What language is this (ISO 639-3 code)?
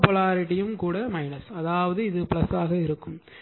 tam